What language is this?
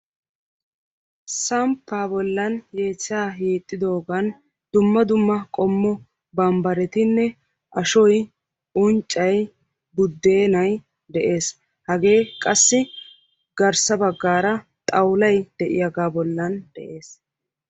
Wolaytta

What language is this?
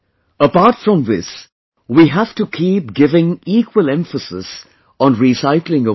English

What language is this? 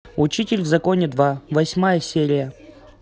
Russian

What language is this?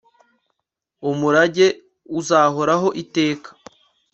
Kinyarwanda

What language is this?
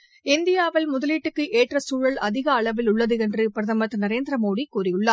Tamil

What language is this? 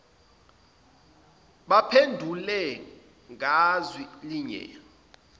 Zulu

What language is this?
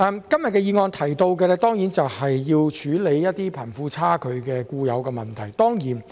Cantonese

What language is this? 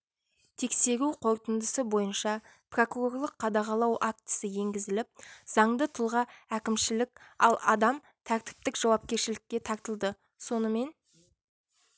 Kazakh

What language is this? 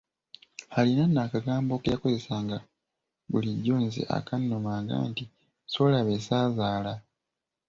Ganda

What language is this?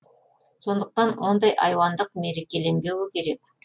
Kazakh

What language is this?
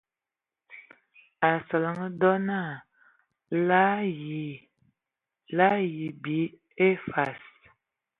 Ewondo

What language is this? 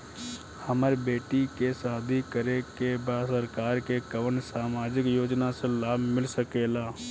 Bhojpuri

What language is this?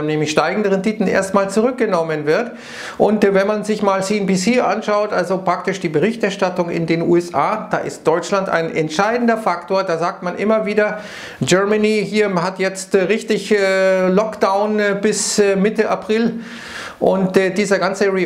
German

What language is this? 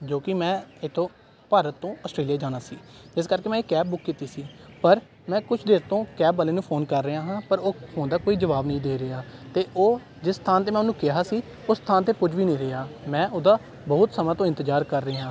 Punjabi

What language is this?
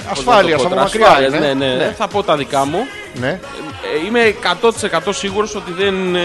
Greek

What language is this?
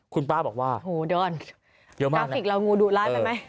Thai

